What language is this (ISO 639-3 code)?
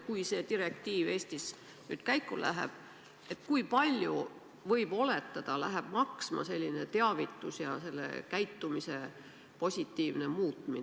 est